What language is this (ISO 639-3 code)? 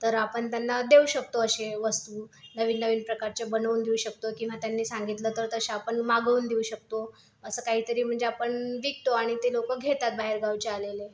mar